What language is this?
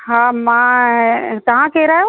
Sindhi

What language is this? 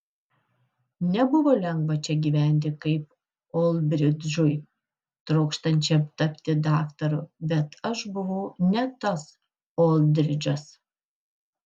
Lithuanian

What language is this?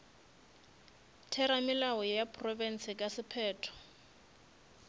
Northern Sotho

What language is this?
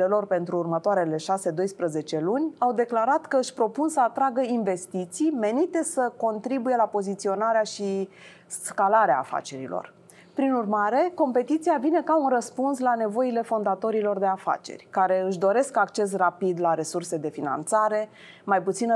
Romanian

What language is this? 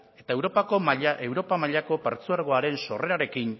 Basque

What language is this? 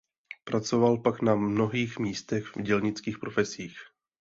Czech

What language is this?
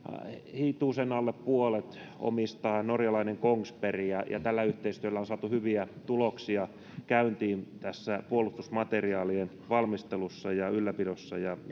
Finnish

